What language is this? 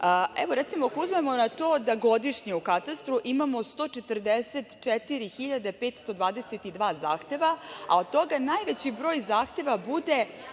Serbian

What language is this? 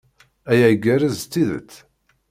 Kabyle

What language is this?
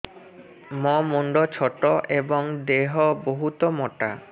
Odia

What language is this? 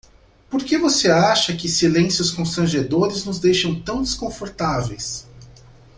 Portuguese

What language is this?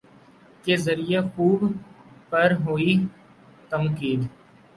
Urdu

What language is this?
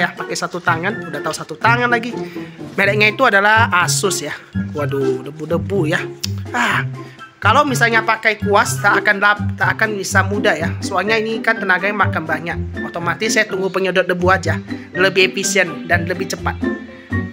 Indonesian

